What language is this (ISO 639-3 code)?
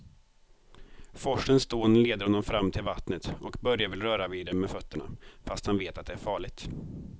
swe